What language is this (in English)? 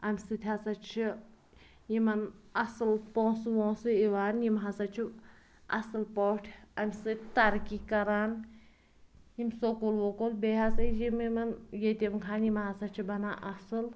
Kashmiri